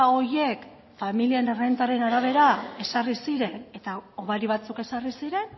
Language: Basque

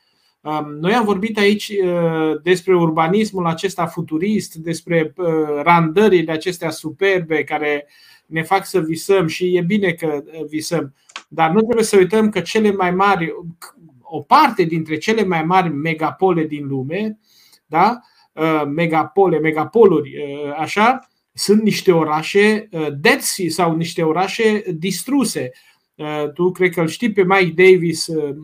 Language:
Romanian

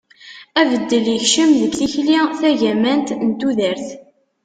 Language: Kabyle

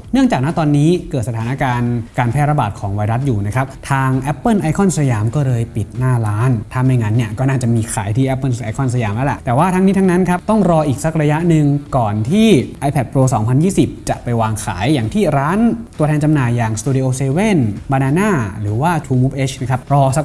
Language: Thai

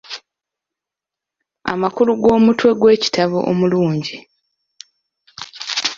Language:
Ganda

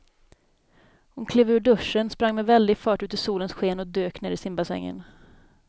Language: Swedish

